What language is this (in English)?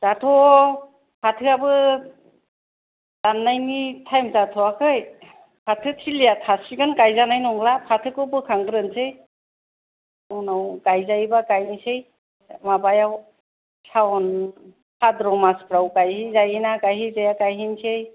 Bodo